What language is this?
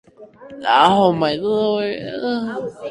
English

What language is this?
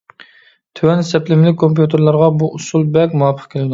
Uyghur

